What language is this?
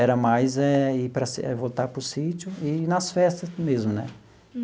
Portuguese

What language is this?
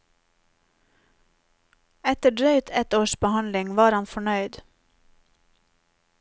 Norwegian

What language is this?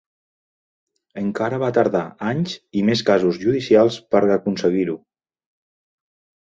Catalan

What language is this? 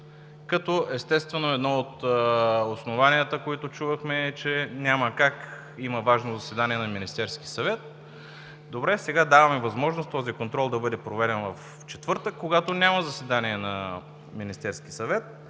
Bulgarian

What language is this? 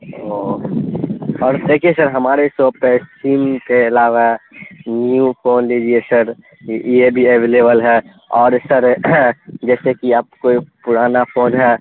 Urdu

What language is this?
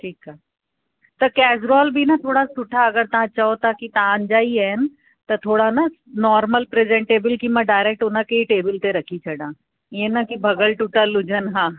Sindhi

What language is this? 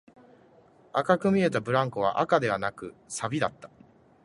Japanese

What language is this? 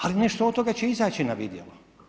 Croatian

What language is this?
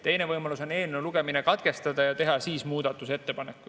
Estonian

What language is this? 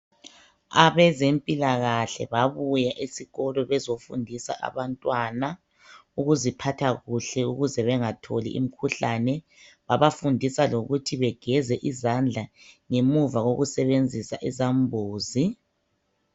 North Ndebele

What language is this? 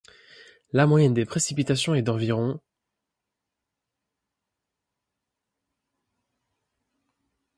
French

